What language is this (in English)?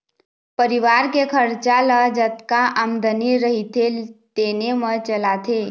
Chhattisgarhi